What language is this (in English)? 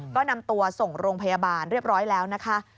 Thai